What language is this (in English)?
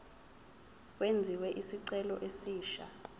Zulu